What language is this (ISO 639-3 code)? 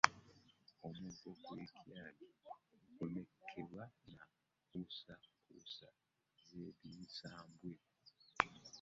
lug